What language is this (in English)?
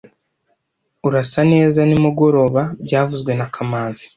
Kinyarwanda